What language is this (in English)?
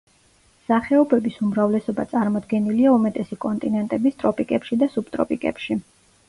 Georgian